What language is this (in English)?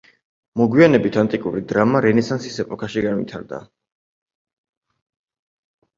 Georgian